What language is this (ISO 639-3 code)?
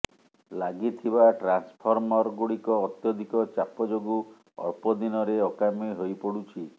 ori